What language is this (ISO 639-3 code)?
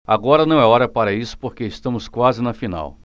por